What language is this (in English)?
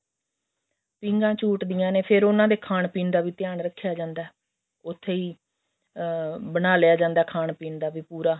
Punjabi